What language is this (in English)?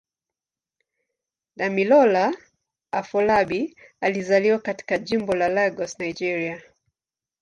Swahili